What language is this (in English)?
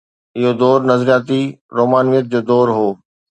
Sindhi